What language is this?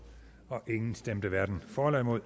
Danish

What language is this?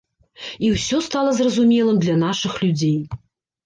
Belarusian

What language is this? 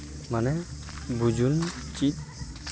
Santali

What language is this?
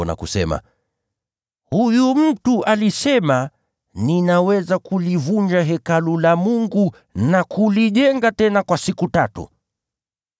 Swahili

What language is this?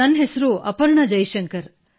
Kannada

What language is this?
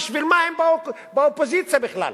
Hebrew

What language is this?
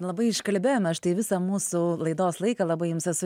Lithuanian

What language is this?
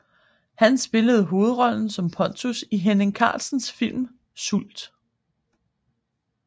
Danish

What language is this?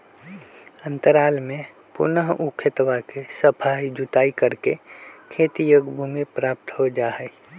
Magahi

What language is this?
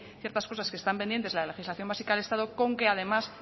Spanish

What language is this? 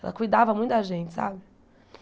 Portuguese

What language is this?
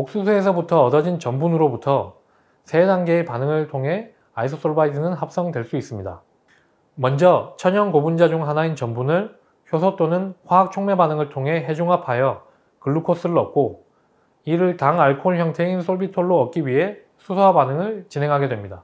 Korean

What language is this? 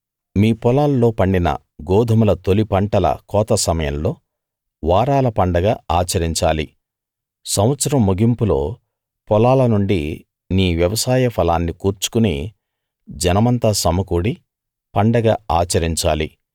Telugu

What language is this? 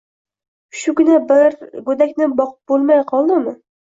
Uzbek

